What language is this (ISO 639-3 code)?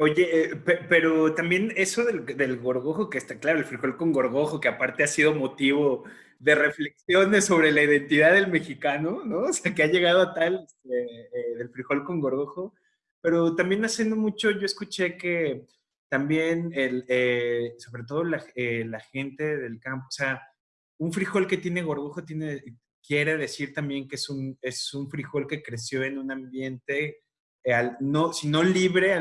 spa